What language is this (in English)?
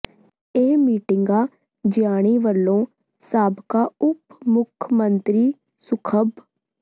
Punjabi